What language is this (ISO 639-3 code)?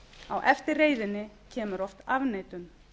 isl